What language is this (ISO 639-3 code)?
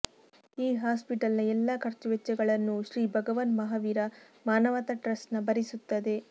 kan